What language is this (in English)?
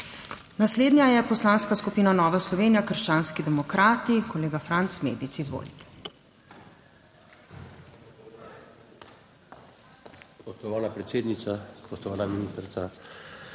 Slovenian